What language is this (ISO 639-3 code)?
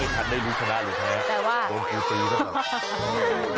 tha